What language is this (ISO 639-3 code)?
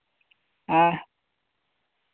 sat